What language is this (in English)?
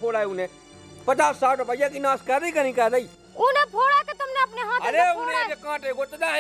Hindi